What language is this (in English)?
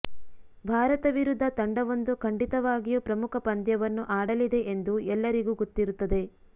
Kannada